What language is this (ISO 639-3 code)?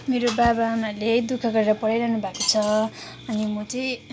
nep